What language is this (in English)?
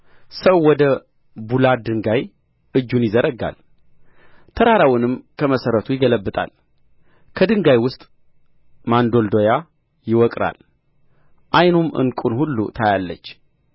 Amharic